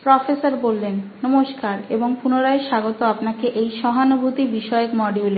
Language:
Bangla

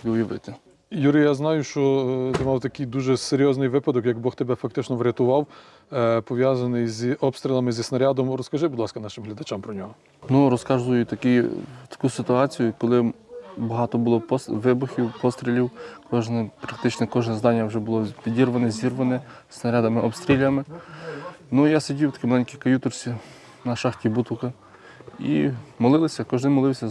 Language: Ukrainian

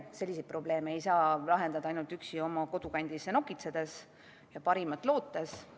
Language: Estonian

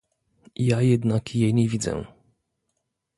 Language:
Polish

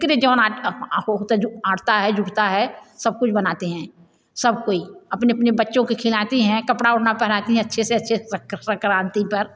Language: Hindi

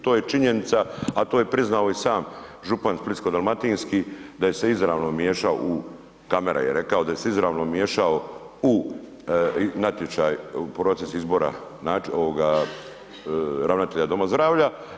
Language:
Croatian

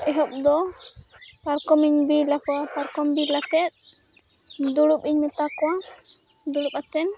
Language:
Santali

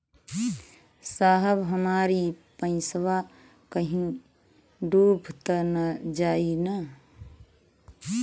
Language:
Bhojpuri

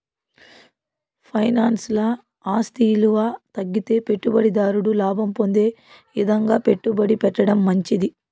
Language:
Telugu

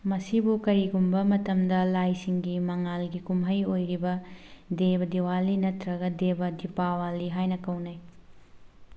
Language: Manipuri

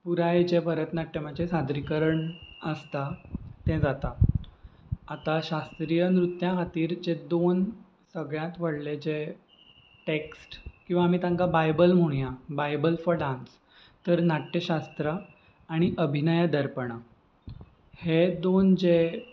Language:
Konkani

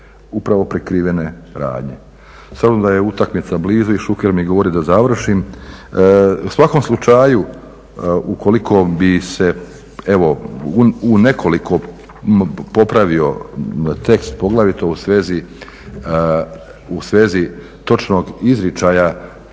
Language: Croatian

